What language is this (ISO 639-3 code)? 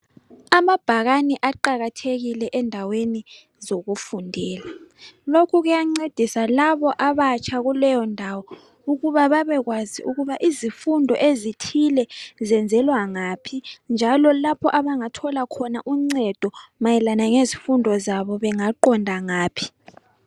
nde